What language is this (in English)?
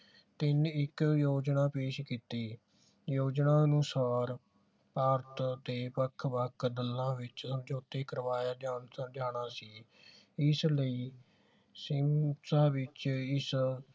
Punjabi